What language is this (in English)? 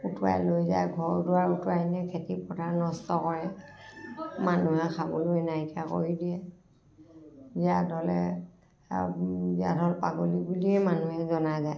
Assamese